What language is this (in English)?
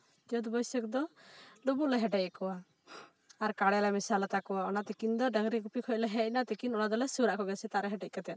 Santali